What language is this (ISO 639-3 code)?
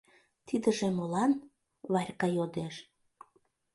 chm